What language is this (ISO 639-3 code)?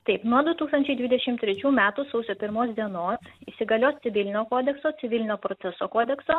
lit